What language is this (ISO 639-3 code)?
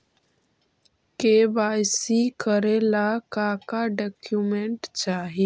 mag